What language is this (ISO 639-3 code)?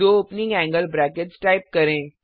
hin